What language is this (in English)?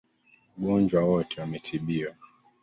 Swahili